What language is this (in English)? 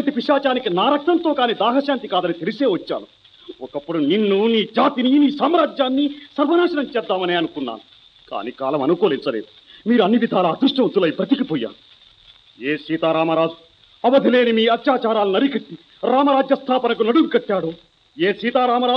Telugu